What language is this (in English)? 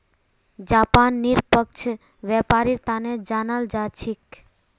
Magahi